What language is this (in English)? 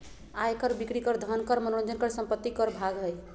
Magahi